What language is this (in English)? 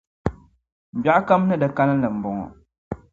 Dagbani